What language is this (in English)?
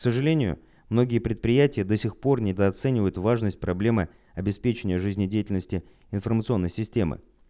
Russian